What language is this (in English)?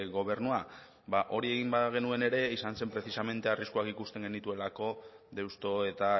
Basque